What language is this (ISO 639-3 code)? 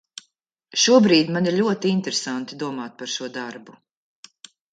lav